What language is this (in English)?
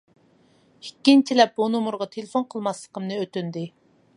Uyghur